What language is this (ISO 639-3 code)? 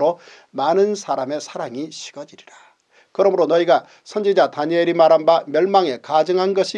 kor